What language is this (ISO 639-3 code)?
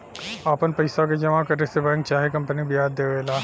bho